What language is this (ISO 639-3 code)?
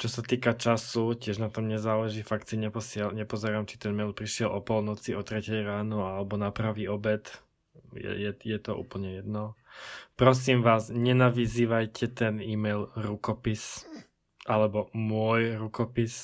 slk